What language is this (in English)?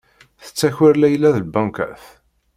Kabyle